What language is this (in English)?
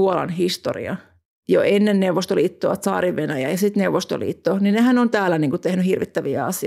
Finnish